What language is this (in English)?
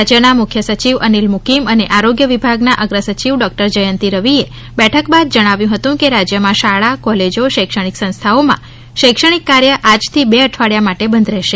Gujarati